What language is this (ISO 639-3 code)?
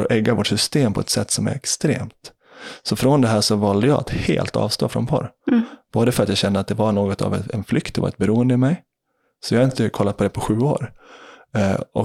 swe